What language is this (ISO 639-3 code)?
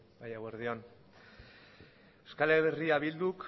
eus